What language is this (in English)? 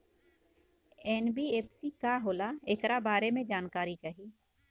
Bhojpuri